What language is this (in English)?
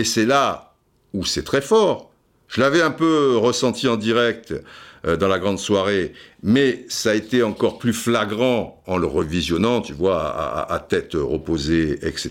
French